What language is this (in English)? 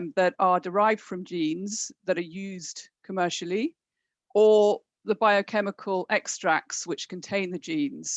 English